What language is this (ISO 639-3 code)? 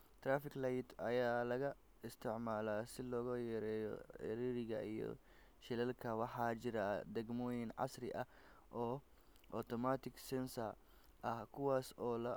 som